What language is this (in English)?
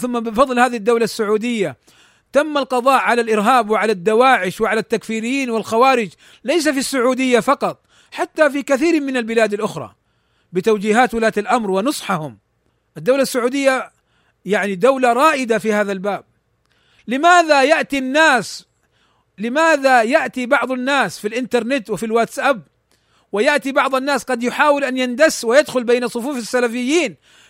Arabic